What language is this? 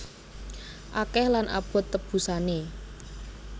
Javanese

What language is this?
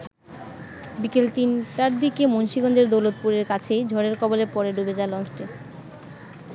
Bangla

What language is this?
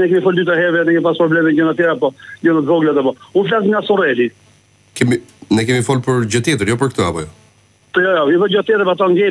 Romanian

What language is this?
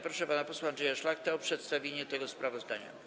Polish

